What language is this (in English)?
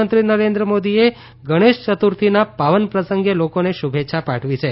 Gujarati